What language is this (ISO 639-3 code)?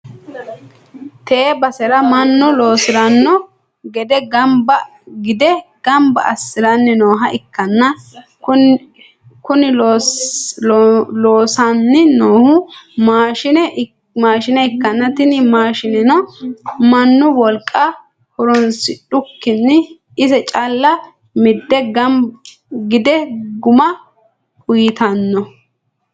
sid